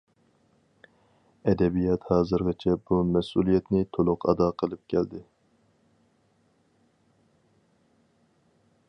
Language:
Uyghur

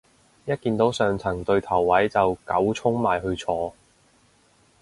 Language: Cantonese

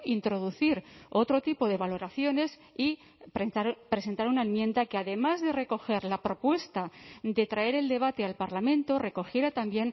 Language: Spanish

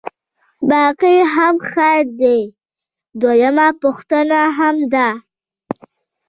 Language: Pashto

